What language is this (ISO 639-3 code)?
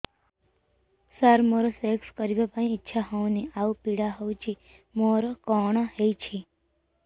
ori